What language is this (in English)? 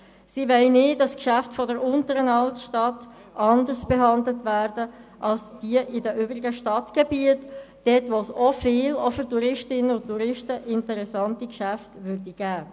Swiss German